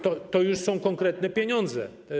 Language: Polish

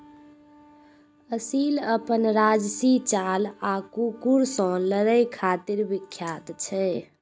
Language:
Maithili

